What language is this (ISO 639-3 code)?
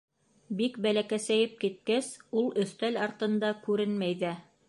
bak